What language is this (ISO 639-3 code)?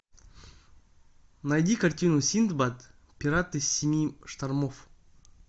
rus